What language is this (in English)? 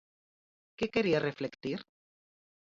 Galician